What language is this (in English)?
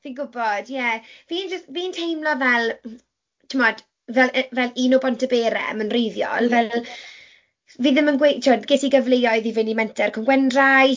Welsh